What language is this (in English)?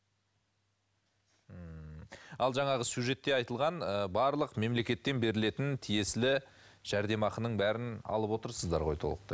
Kazakh